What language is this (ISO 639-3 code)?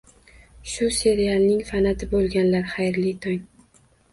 uzb